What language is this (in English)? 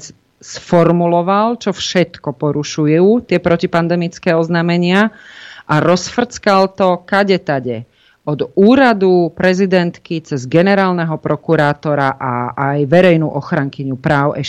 Slovak